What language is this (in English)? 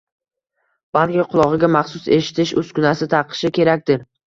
Uzbek